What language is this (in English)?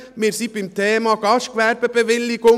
Swiss German